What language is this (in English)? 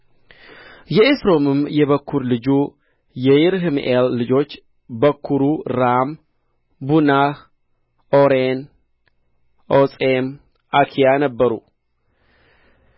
Amharic